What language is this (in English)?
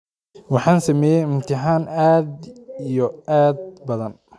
Somali